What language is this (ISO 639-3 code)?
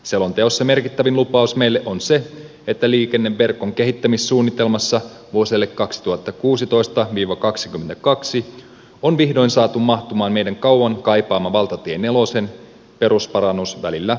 fin